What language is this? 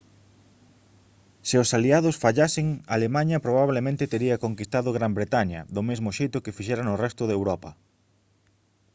Galician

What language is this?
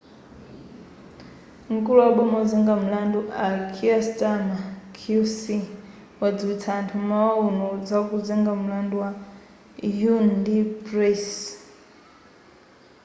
Nyanja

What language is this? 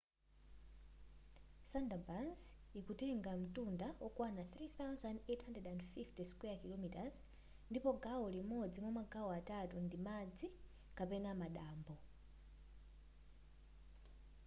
Nyanja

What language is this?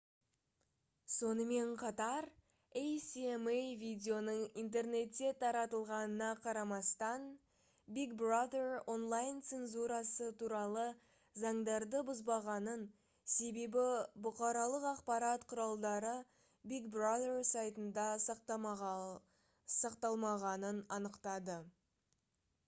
Kazakh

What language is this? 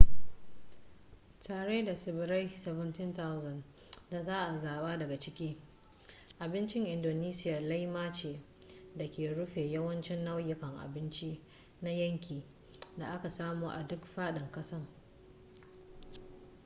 Hausa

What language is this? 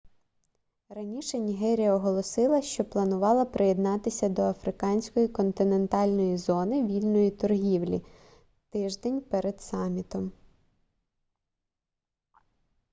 Ukrainian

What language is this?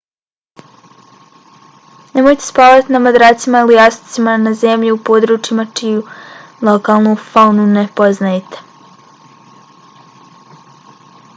Bosnian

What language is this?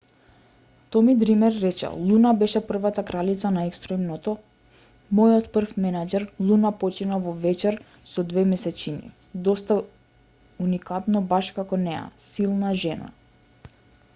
Macedonian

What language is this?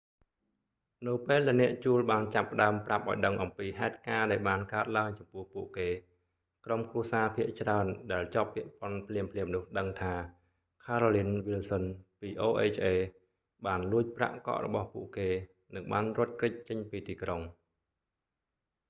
Khmer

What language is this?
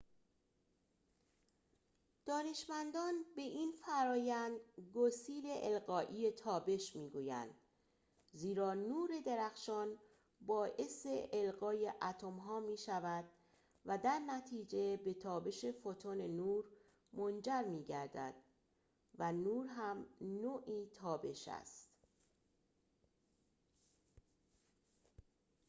Persian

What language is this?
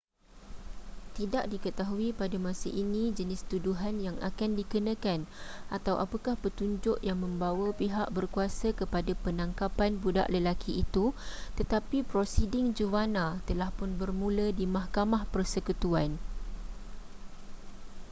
Malay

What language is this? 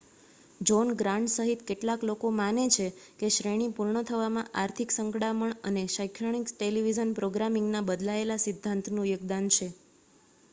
Gujarati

